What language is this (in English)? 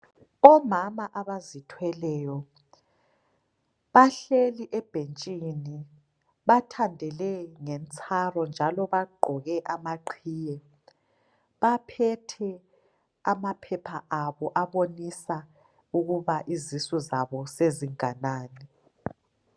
North Ndebele